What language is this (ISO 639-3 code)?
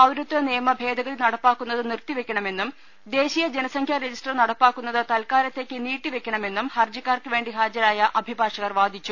mal